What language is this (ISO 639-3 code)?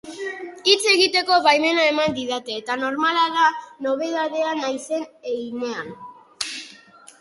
eus